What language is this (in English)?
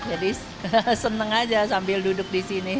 Indonesian